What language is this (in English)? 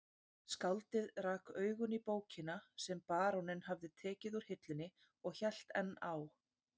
Icelandic